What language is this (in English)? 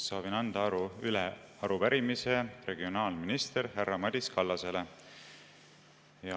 Estonian